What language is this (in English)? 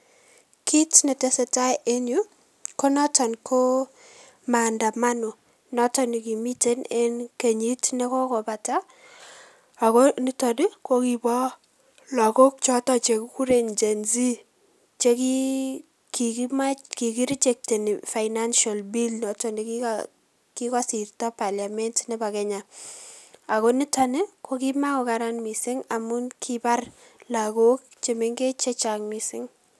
Kalenjin